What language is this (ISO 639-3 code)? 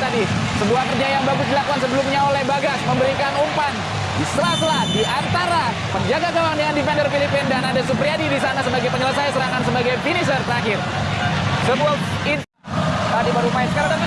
ind